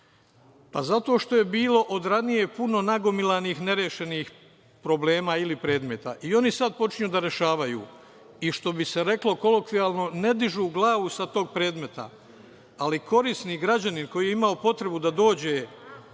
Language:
Serbian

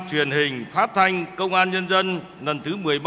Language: Vietnamese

